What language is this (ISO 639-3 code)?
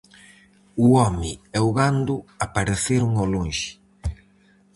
glg